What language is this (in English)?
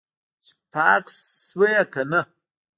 Pashto